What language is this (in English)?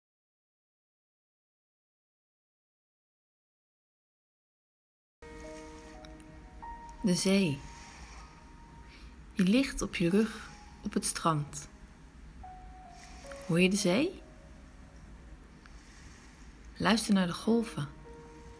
Dutch